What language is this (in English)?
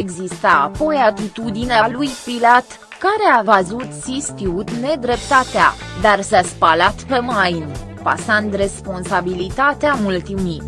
Romanian